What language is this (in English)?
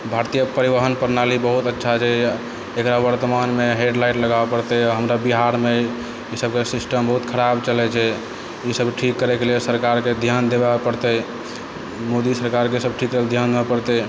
Maithili